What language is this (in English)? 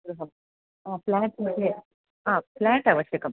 Sanskrit